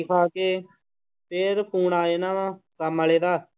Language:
Punjabi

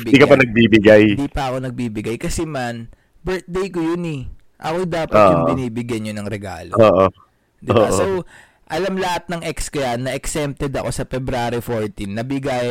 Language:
Filipino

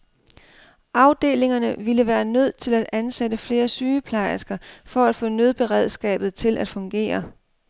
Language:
Danish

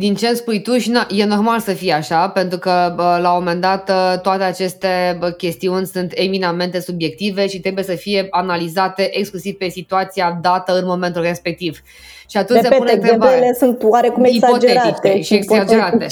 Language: Romanian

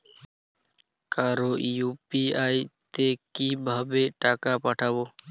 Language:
Bangla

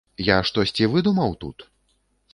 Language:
Belarusian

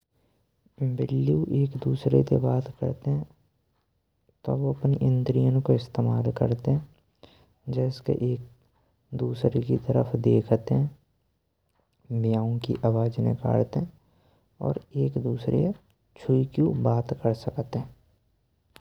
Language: Braj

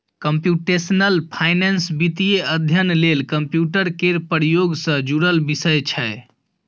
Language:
Maithili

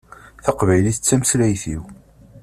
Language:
Kabyle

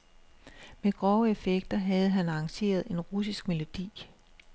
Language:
Danish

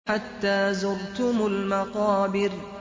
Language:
Arabic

